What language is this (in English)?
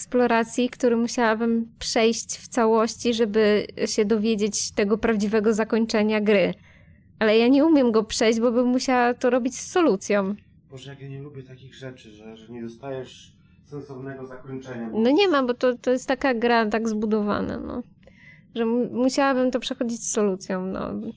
Polish